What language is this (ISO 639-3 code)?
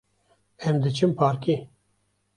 kur